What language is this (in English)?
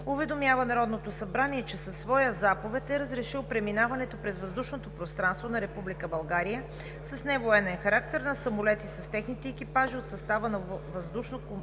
Bulgarian